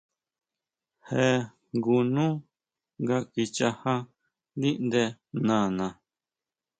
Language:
Huautla Mazatec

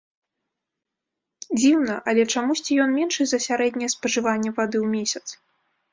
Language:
Belarusian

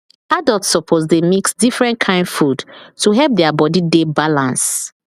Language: Nigerian Pidgin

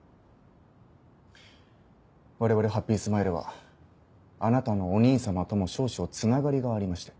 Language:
Japanese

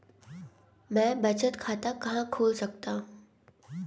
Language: Hindi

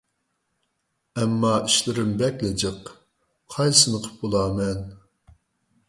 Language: Uyghur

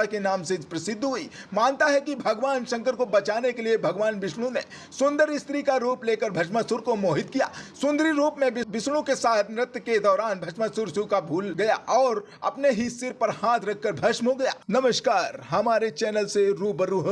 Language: Hindi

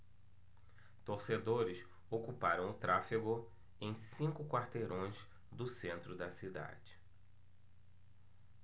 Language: Portuguese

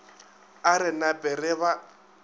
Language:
Northern Sotho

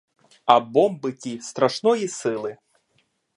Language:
Ukrainian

